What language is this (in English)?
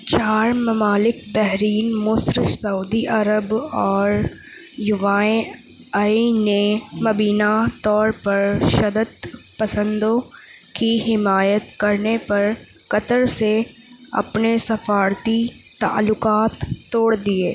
Urdu